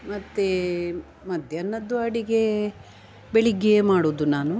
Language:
Kannada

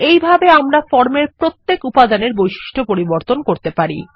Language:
Bangla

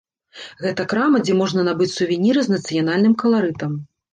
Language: Belarusian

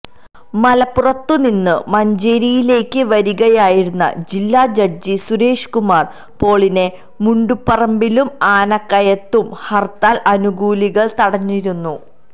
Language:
Malayalam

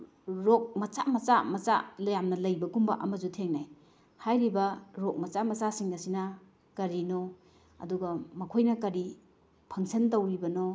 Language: Manipuri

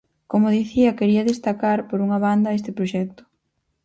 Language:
Galician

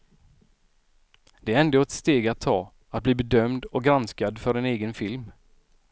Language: Swedish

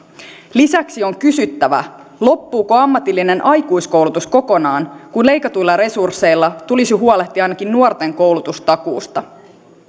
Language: Finnish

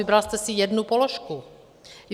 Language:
Czech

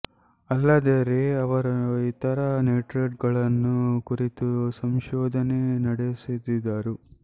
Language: Kannada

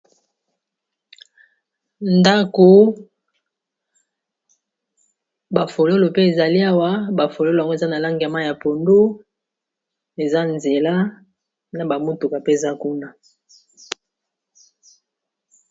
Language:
Lingala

